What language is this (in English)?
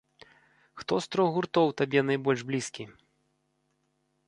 Belarusian